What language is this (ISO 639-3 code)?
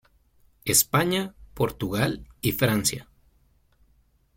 spa